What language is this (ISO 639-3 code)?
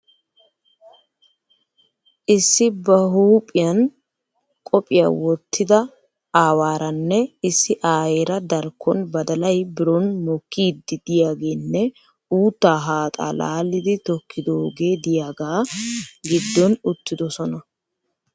wal